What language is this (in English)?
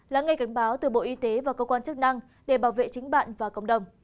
Vietnamese